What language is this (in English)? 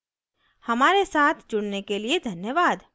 Hindi